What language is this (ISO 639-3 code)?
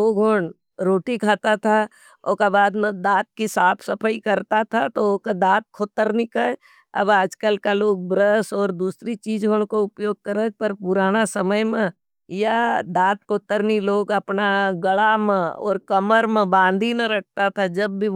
noe